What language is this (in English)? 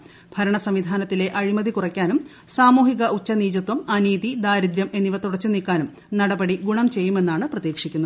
Malayalam